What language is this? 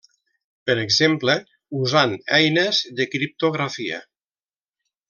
Catalan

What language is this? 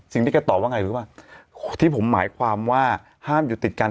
Thai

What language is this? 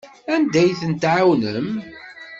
Kabyle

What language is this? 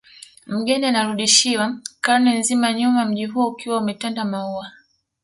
Swahili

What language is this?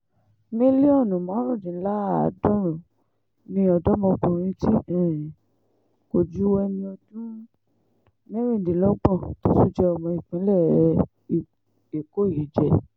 Yoruba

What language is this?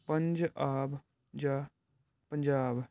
Punjabi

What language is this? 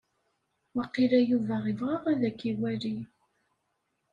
Kabyle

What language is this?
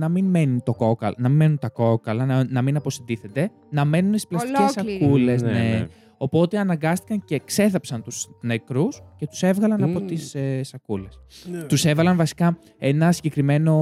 Greek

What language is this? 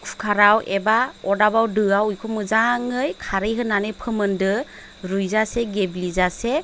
Bodo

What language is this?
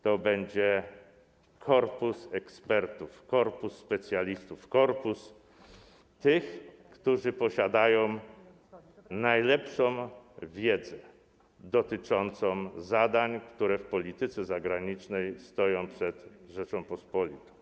Polish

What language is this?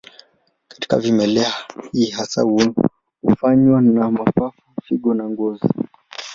Swahili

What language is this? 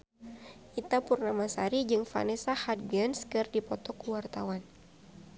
Sundanese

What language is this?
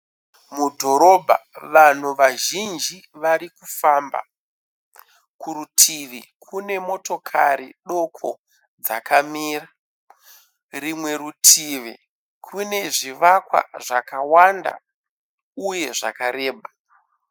Shona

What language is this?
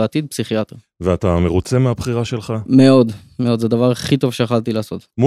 Hebrew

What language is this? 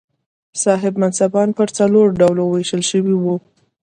Pashto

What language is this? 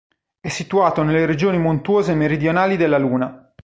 Italian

